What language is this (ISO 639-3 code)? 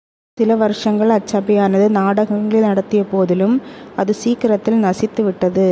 tam